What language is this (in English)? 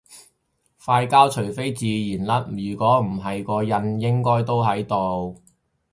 Cantonese